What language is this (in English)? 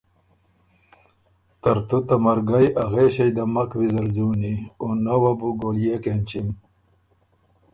Ormuri